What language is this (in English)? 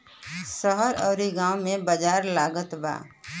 Bhojpuri